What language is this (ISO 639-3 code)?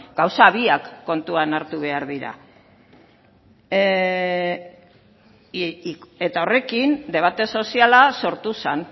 eus